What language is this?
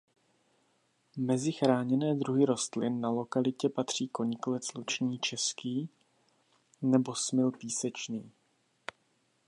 Czech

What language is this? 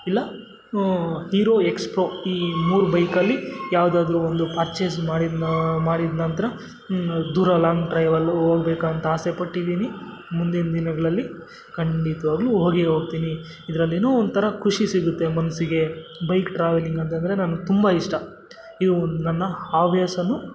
Kannada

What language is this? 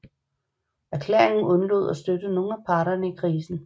Danish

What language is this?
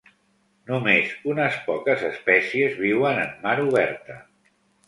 Catalan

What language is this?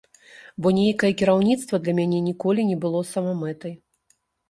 Belarusian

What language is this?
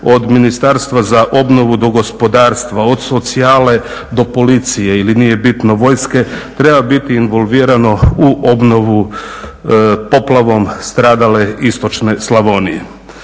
Croatian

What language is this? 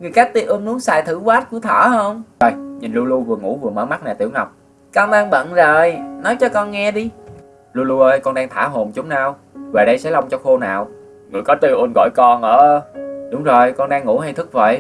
Vietnamese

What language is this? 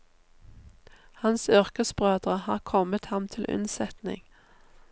Norwegian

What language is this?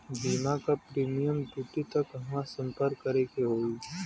Bhojpuri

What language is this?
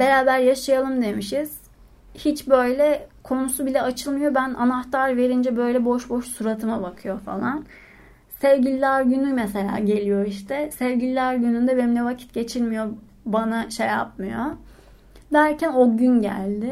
Turkish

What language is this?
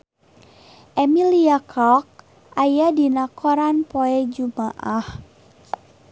Sundanese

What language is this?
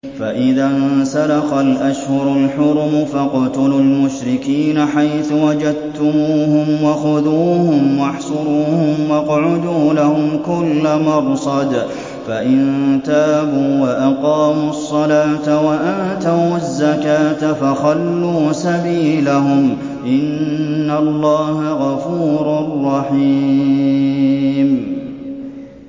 Arabic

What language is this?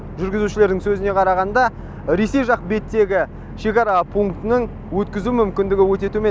Kazakh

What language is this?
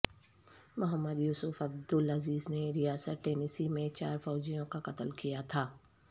Urdu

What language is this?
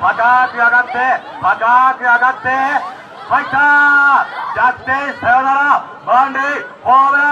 Japanese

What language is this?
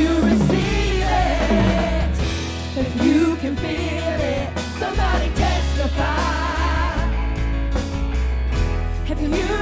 English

